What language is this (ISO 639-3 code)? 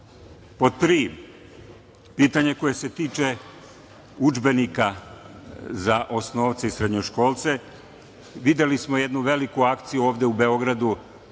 srp